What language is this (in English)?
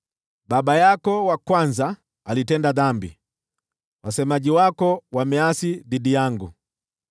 Swahili